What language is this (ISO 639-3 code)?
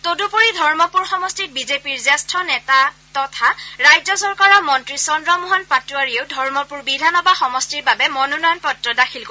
asm